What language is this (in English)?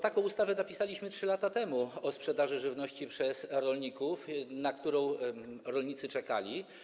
Polish